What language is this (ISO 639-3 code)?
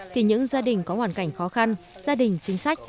vie